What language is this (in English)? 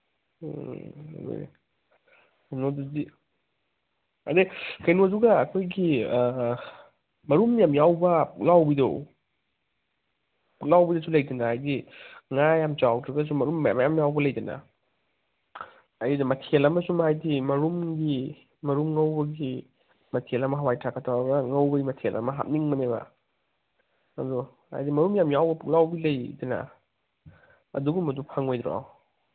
Manipuri